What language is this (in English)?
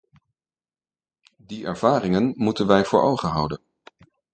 Dutch